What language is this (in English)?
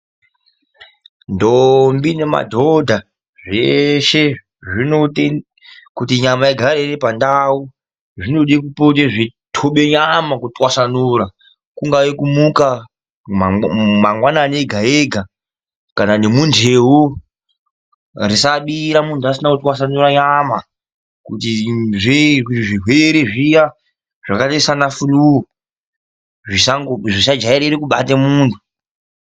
Ndau